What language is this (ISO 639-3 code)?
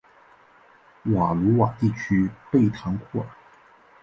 zho